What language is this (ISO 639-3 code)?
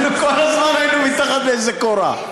heb